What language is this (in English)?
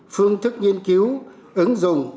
Vietnamese